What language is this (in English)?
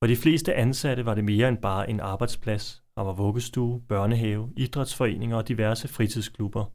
Danish